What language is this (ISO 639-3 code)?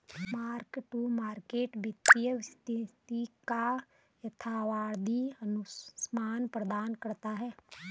hin